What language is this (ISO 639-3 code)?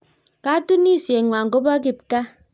kln